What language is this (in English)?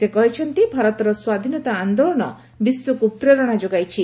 Odia